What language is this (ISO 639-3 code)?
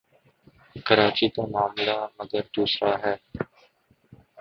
urd